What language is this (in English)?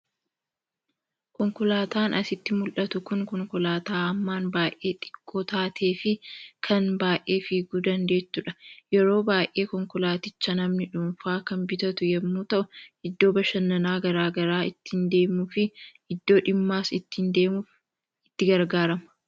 Oromo